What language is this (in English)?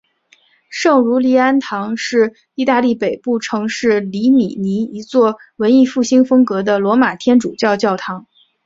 Chinese